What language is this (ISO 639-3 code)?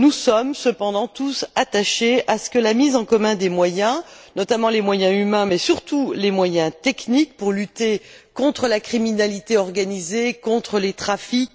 fra